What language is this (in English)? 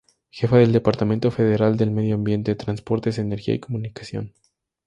Spanish